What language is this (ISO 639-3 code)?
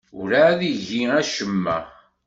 kab